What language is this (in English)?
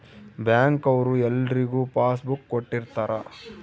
Kannada